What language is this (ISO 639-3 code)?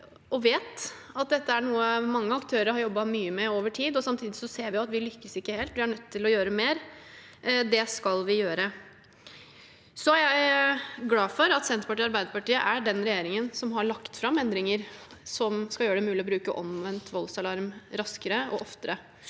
nor